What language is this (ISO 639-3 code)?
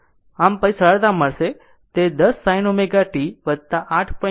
guj